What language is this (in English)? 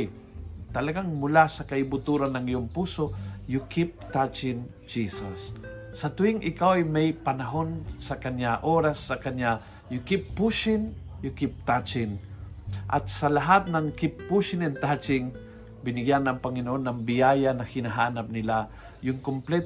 Filipino